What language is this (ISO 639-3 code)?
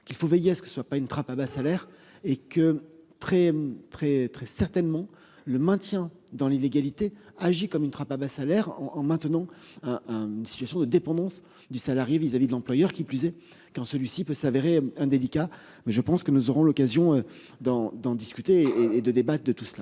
fra